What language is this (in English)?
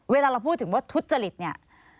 Thai